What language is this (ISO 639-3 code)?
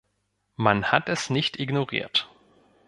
deu